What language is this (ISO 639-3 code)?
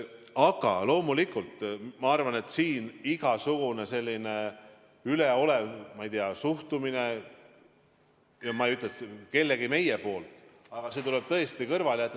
est